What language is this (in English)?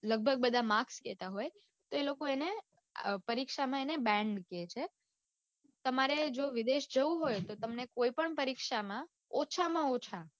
Gujarati